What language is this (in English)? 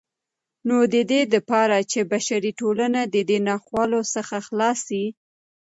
Pashto